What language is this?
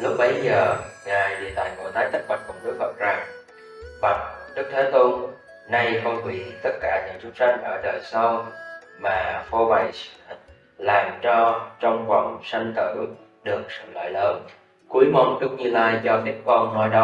Vietnamese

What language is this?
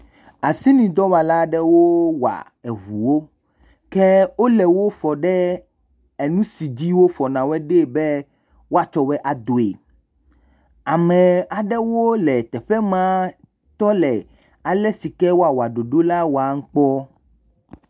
Ewe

